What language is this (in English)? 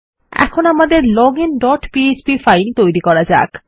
Bangla